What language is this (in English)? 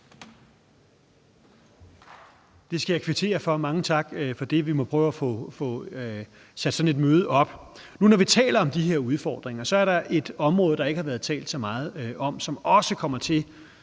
Danish